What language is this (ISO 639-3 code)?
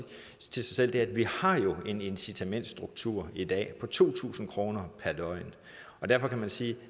dan